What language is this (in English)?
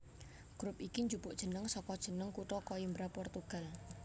Javanese